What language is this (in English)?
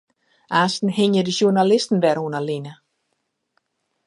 Western Frisian